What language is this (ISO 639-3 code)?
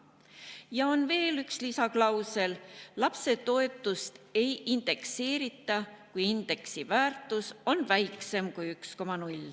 est